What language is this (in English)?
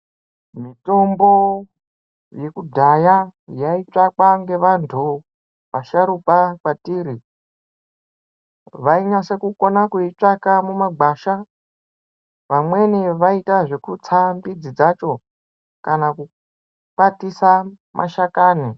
Ndau